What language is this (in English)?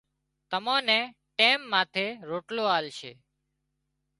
Wadiyara Koli